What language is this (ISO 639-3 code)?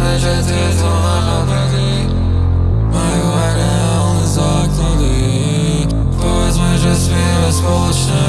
slk